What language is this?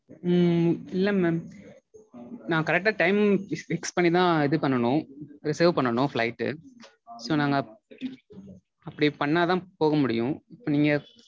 Tamil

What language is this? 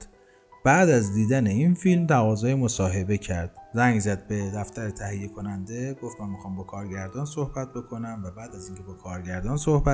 Persian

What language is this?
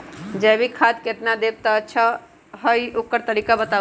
Magahi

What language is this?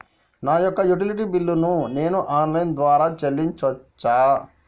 Telugu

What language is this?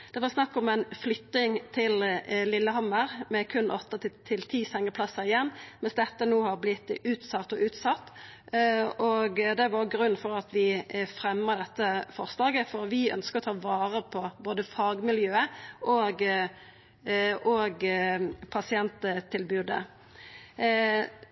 Norwegian Nynorsk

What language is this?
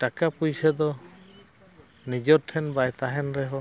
Santali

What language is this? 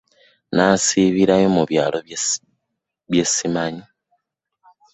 Ganda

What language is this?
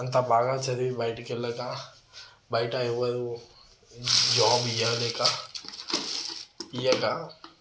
Telugu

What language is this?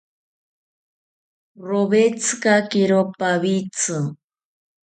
South Ucayali Ashéninka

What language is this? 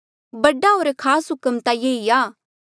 Mandeali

